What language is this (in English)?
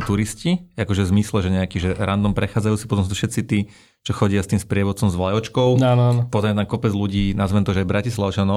Slovak